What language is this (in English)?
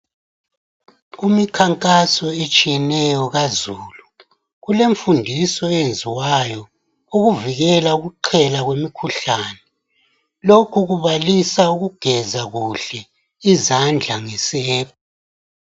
North Ndebele